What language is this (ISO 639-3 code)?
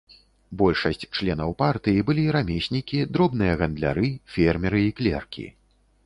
bel